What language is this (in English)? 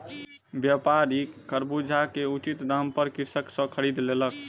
Maithili